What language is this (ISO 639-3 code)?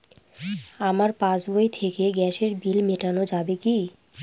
ben